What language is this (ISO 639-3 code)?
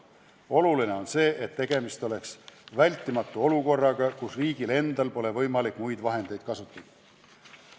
est